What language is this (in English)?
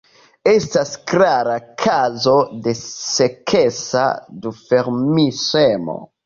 Esperanto